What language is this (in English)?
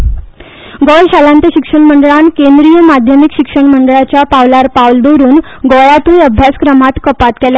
Konkani